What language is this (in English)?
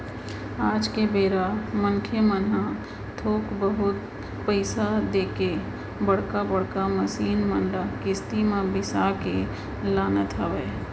Chhattisgarhi